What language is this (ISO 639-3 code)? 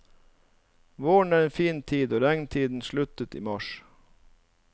nor